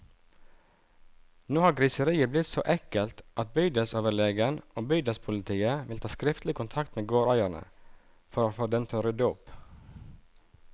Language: Norwegian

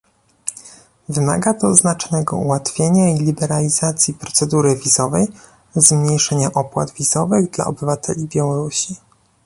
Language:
Polish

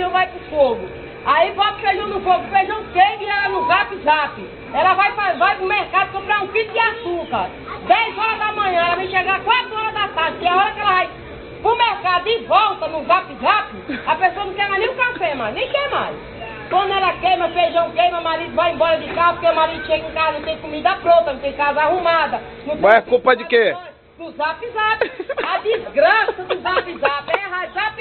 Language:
Portuguese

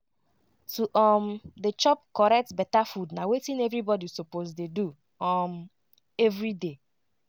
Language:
Nigerian Pidgin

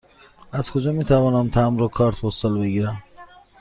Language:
Persian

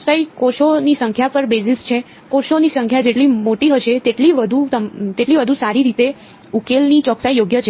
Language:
Gujarati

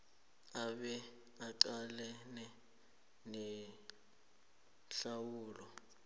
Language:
South Ndebele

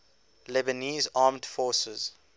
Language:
English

